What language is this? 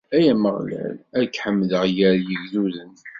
Kabyle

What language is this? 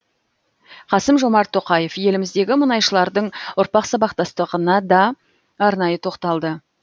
Kazakh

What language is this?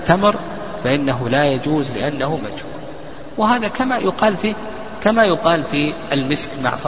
Arabic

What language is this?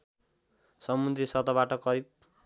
Nepali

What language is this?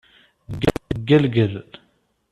Kabyle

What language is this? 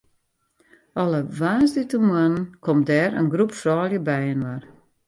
Western Frisian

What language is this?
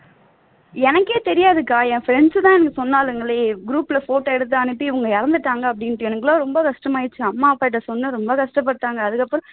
Tamil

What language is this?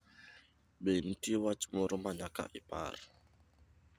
Luo (Kenya and Tanzania)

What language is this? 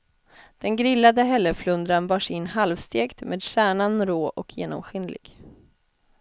Swedish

